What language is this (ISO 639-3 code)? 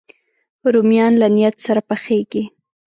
pus